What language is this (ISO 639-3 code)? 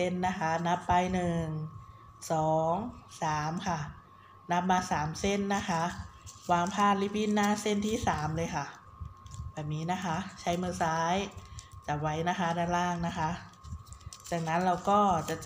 tha